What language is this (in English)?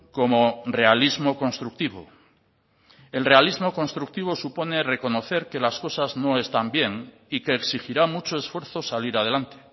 Spanish